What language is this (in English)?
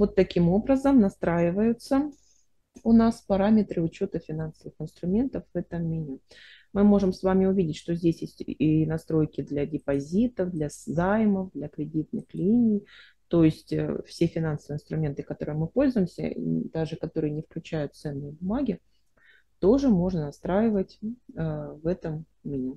Russian